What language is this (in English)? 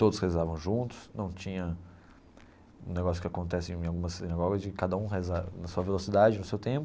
Portuguese